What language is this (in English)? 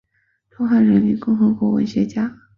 Chinese